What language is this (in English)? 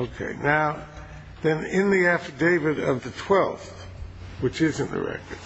English